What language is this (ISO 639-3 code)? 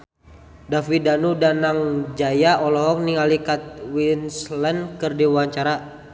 sun